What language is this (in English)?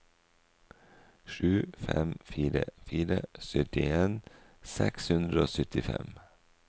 Norwegian